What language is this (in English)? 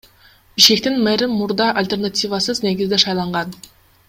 Kyrgyz